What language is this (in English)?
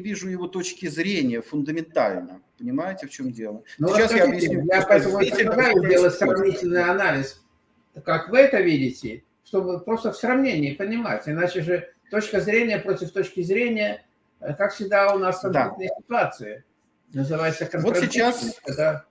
Russian